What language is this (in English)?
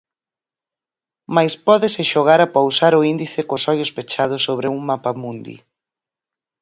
Galician